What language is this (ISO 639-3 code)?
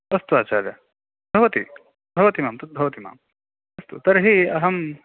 san